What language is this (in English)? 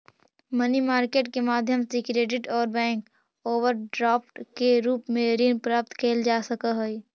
Magahi